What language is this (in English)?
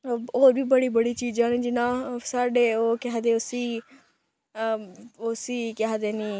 Dogri